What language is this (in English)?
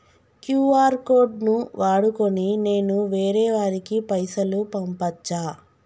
Telugu